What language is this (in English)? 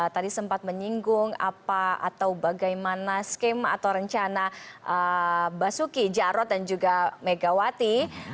Indonesian